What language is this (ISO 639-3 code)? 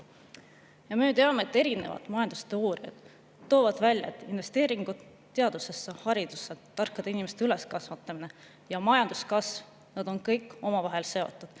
est